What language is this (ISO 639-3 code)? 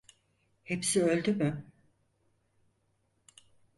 tur